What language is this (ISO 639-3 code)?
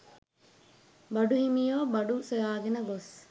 sin